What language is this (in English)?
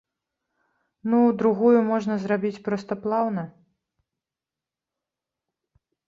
Belarusian